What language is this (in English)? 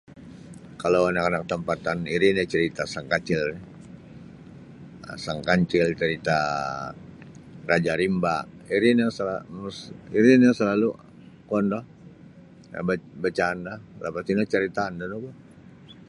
Sabah Bisaya